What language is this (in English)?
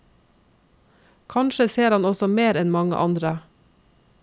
Norwegian